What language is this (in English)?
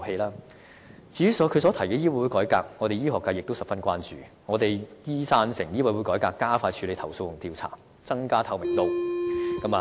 Cantonese